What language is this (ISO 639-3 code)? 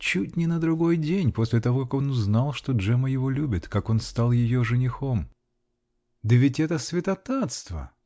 rus